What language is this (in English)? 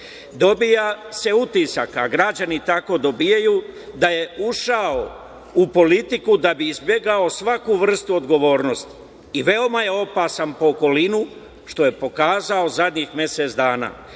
Serbian